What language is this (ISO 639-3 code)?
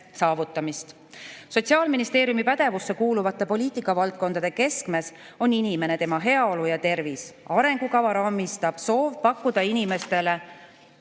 est